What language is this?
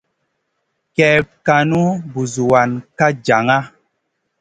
Masana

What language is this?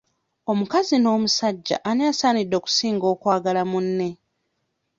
Ganda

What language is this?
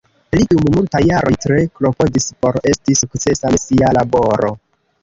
Esperanto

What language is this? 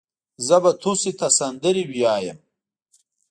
Pashto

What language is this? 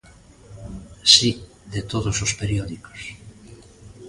Galician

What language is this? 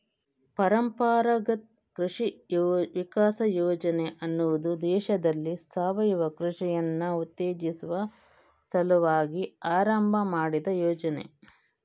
Kannada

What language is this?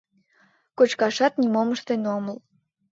Mari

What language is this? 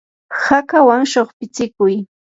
Yanahuanca Pasco Quechua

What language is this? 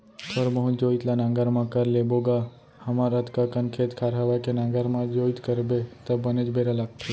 Chhattisgarhi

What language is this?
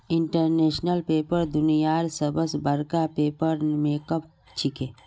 Magahi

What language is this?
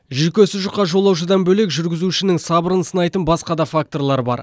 Kazakh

